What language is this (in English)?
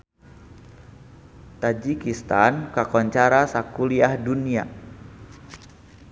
Sundanese